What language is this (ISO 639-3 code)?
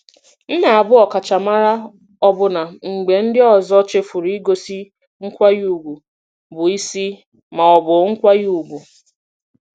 ibo